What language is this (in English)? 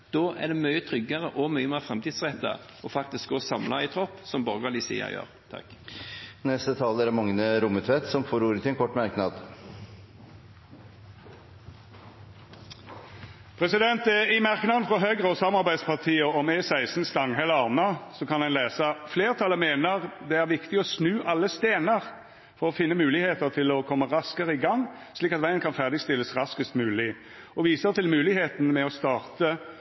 Norwegian